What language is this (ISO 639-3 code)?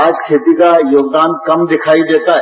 hin